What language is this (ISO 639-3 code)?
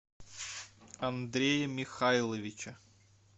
rus